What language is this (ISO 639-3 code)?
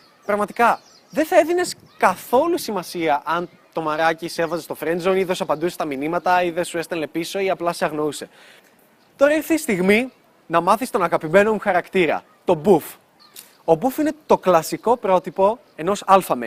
ell